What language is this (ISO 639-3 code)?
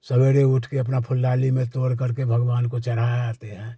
hin